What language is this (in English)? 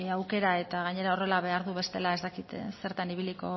Basque